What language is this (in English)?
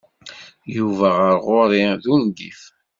Kabyle